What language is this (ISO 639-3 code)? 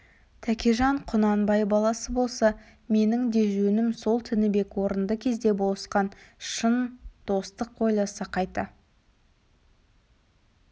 kaz